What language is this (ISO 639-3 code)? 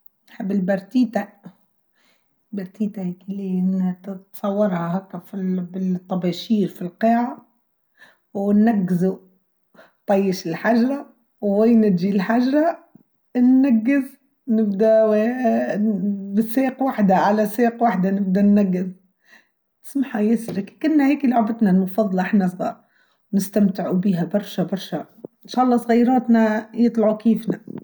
aeb